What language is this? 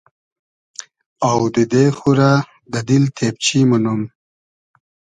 Hazaragi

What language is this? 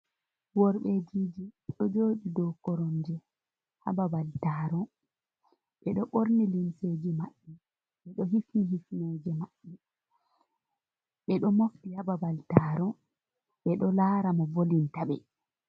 Fula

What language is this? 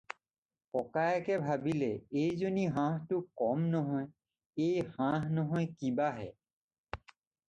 Assamese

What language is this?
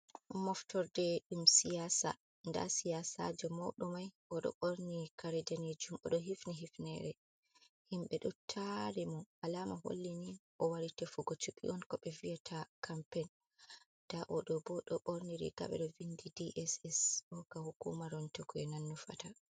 Fula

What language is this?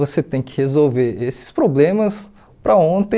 Portuguese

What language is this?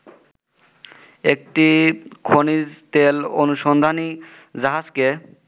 Bangla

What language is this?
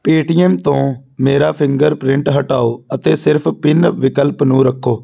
Punjabi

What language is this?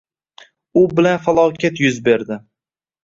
Uzbek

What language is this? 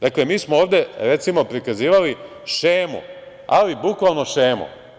Serbian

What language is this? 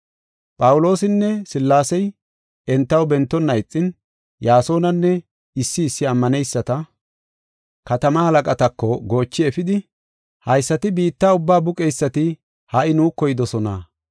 Gofa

